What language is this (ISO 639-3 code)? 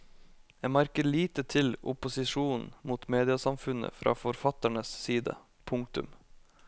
nor